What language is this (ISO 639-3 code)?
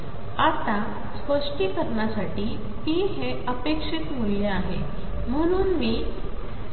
mar